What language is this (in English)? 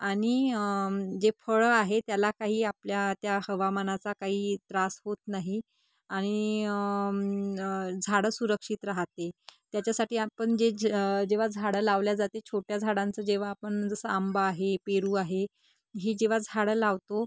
Marathi